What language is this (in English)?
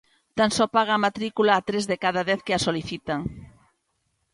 Galician